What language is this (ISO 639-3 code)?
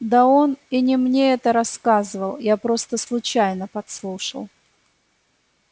rus